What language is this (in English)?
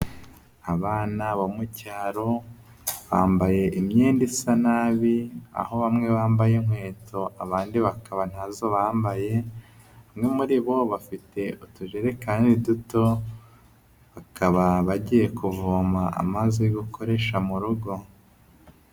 Kinyarwanda